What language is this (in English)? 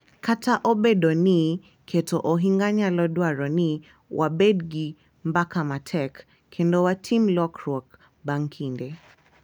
Luo (Kenya and Tanzania)